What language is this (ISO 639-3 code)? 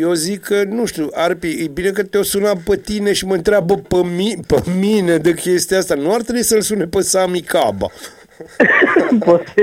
ron